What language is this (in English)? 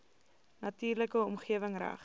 Afrikaans